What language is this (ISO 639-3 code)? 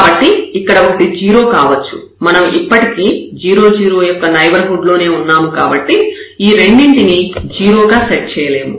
tel